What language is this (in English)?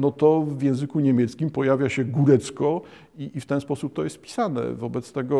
Polish